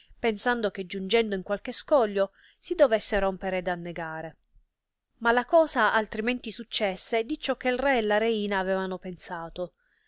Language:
Italian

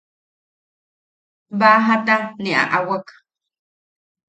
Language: Yaqui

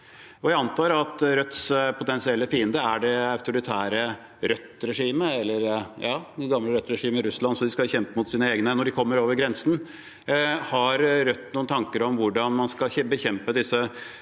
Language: Norwegian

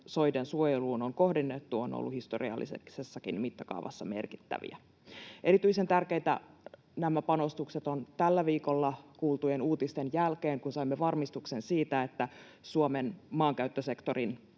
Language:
Finnish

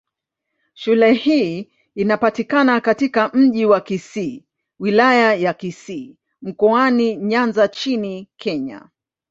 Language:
Swahili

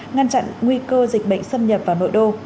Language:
Vietnamese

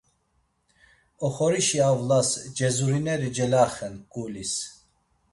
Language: Laz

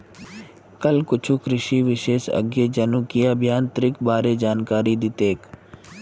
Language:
Magahi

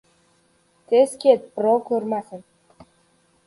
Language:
Uzbek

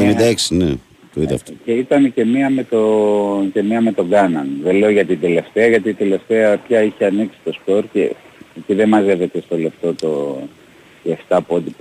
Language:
Greek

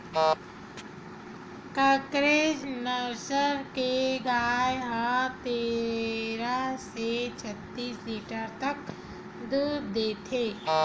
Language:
Chhattisgarhi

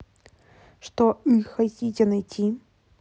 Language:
Russian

